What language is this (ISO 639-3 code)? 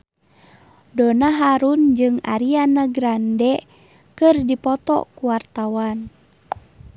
sun